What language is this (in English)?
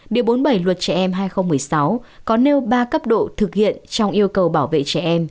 Vietnamese